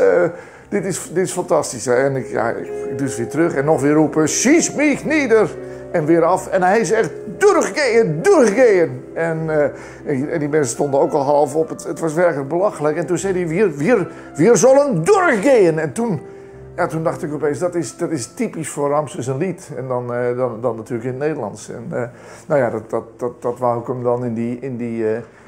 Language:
Dutch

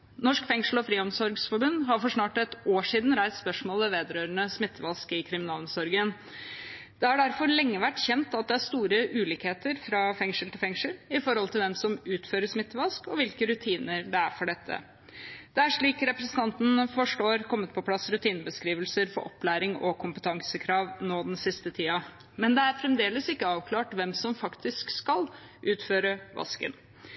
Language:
Norwegian Bokmål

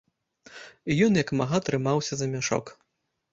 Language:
Belarusian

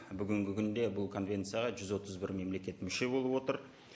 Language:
Kazakh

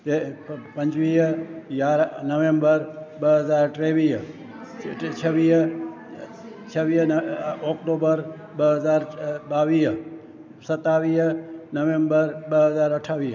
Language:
Sindhi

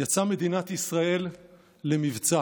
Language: Hebrew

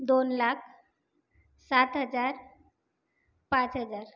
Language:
Marathi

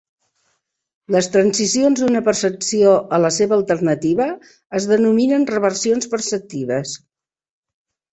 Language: Catalan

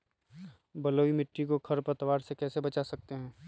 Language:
Magahi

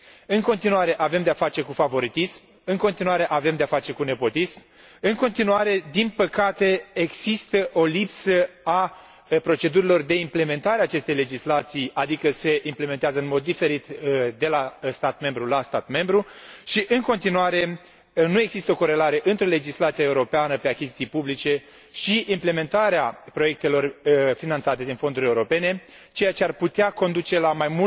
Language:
Romanian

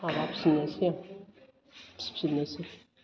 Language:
Bodo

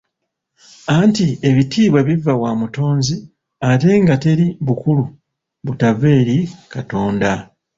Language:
Ganda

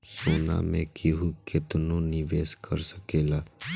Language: Bhojpuri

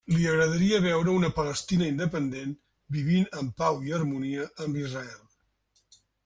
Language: Catalan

